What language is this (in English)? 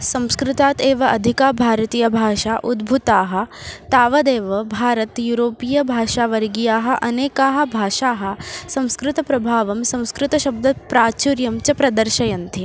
Sanskrit